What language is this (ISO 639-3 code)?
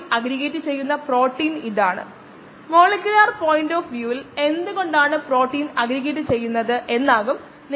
mal